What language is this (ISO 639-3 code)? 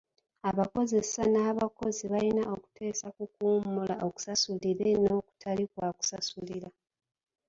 lug